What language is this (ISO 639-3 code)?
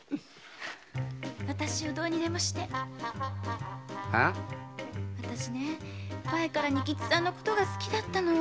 jpn